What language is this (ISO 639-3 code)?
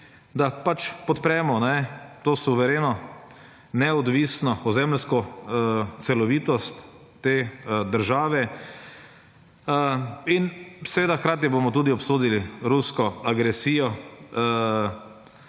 slv